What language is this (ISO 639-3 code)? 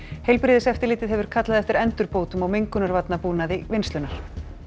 isl